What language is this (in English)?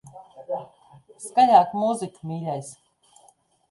Latvian